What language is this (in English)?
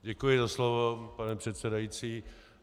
Czech